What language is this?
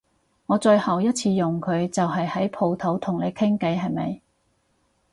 Cantonese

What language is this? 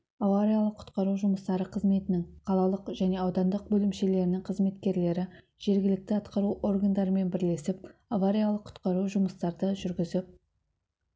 Kazakh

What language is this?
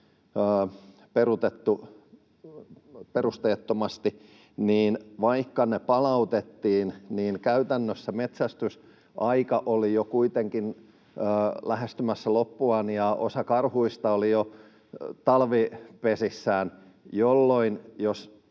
Finnish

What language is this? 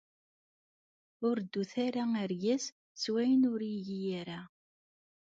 Kabyle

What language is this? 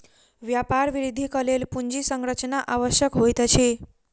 Maithili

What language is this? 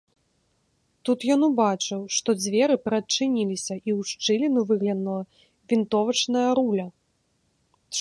Belarusian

